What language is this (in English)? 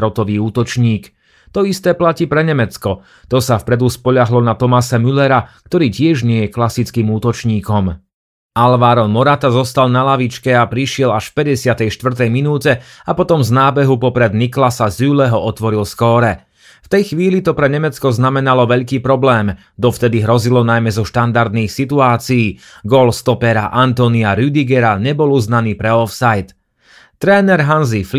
Slovak